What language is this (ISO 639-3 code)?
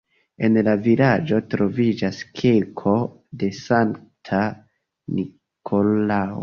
epo